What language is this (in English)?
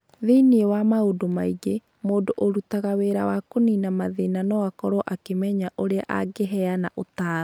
Kikuyu